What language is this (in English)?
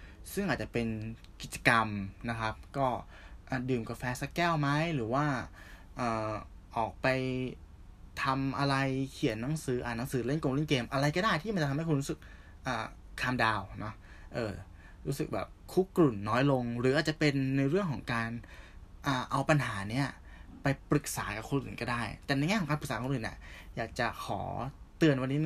Thai